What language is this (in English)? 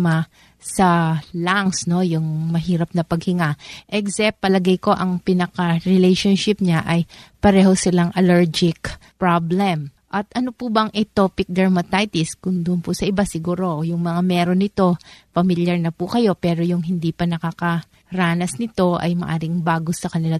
Filipino